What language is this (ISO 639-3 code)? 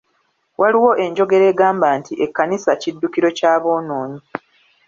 lug